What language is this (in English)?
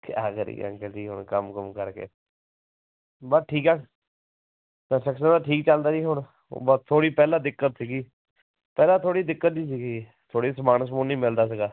Punjabi